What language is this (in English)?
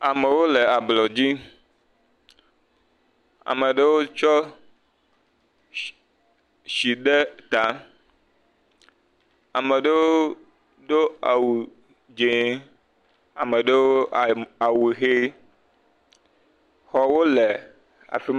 Ewe